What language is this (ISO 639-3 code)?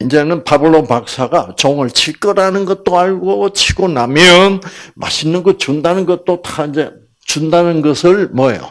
kor